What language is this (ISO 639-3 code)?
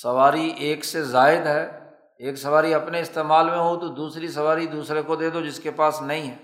urd